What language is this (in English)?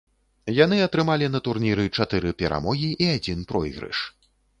Belarusian